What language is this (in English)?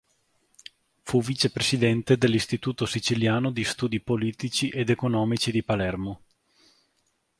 Italian